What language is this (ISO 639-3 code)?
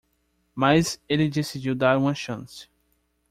por